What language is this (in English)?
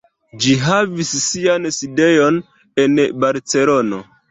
Esperanto